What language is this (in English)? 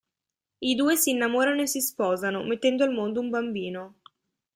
Italian